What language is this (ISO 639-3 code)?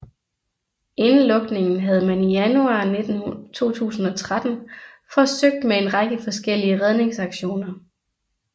dan